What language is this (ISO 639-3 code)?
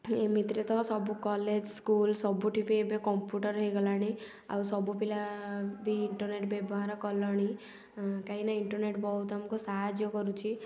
ori